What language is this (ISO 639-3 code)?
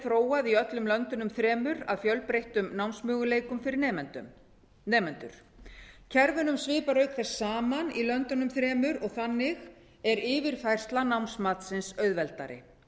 isl